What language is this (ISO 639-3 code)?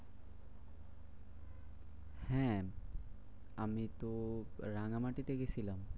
ben